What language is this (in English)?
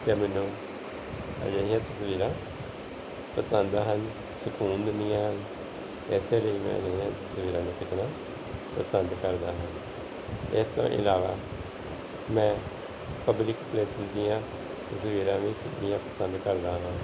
Punjabi